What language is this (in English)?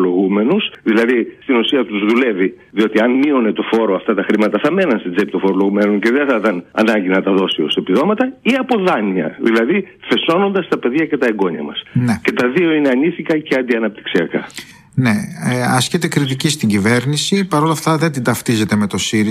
Greek